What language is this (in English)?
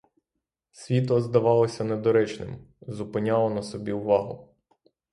Ukrainian